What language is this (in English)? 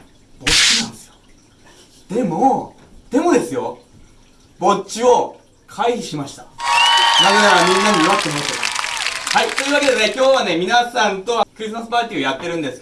Japanese